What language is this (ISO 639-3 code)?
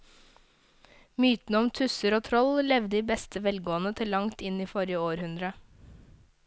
nor